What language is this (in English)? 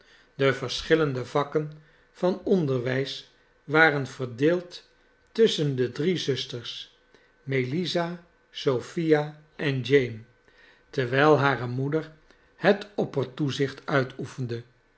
Dutch